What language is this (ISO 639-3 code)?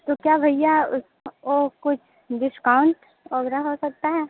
hin